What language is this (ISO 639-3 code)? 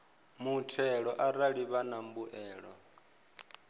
ven